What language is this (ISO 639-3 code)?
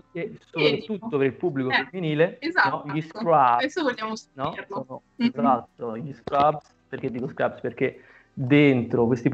ita